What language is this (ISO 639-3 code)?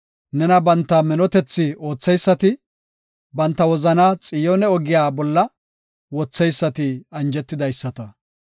gof